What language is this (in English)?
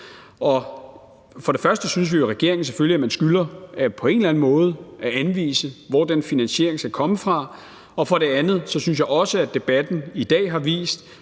Danish